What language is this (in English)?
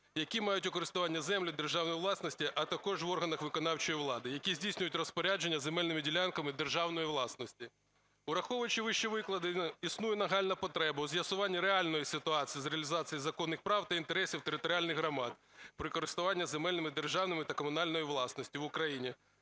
Ukrainian